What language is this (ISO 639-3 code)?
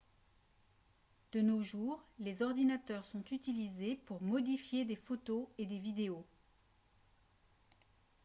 fra